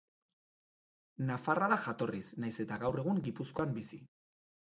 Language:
Basque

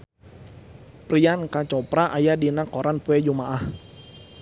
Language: Sundanese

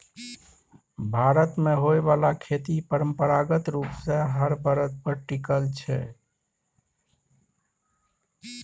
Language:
Maithili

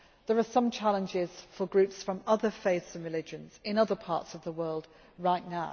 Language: English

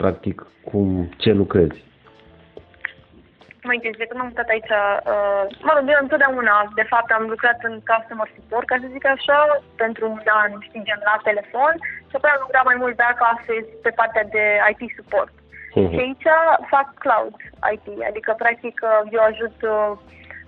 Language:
Romanian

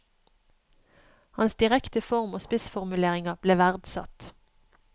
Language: Norwegian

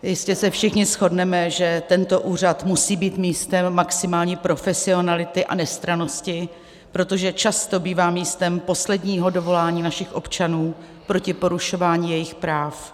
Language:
Czech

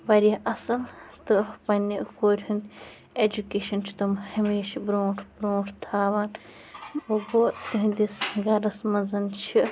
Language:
Kashmiri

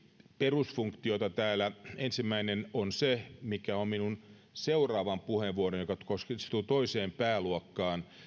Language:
Finnish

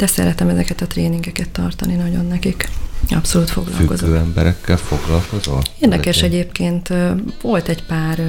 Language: Hungarian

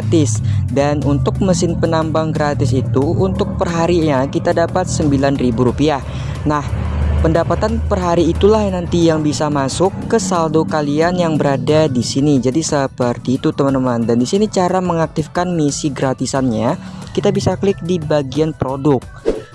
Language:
Indonesian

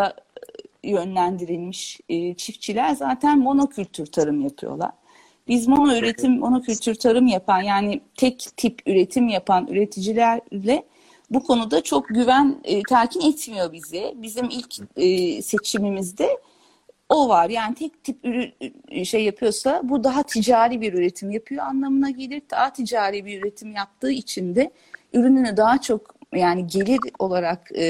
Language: Turkish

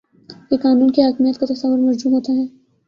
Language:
Urdu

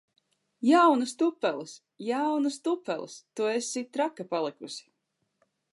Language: Latvian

